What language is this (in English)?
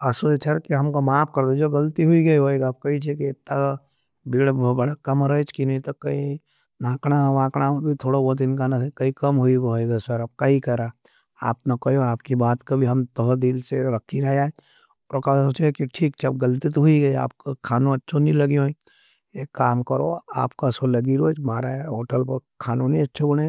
Nimadi